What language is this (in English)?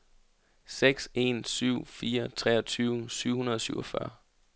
Danish